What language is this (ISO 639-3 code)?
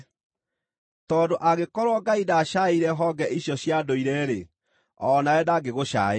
kik